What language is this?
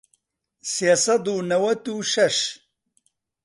Central Kurdish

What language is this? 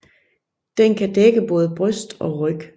Danish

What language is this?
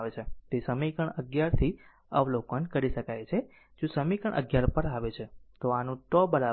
Gujarati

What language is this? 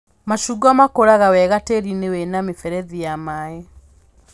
Kikuyu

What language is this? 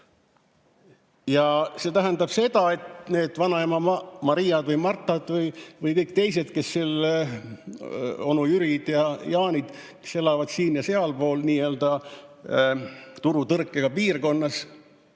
Estonian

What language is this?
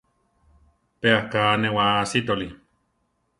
Central Tarahumara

